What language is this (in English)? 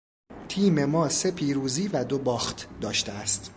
Persian